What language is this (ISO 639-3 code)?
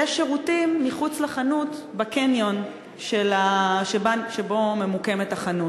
heb